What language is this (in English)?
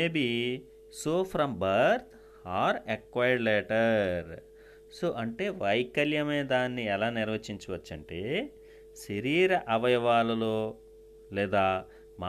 Telugu